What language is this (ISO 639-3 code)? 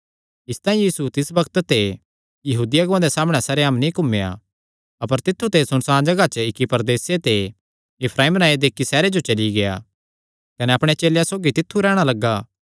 xnr